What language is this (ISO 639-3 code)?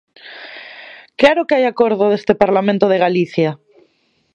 glg